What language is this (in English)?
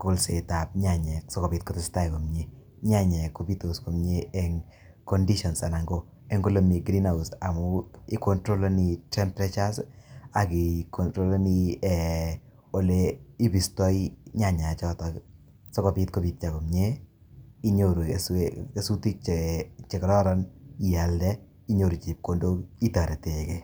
Kalenjin